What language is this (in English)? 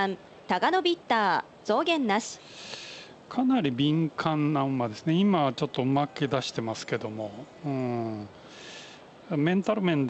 Japanese